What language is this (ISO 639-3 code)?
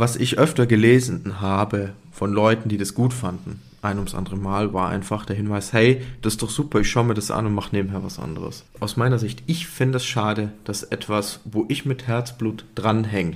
deu